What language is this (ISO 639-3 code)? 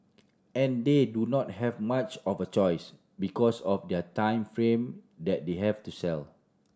eng